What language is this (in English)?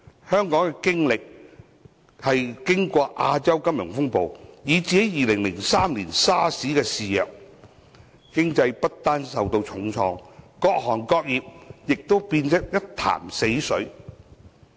Cantonese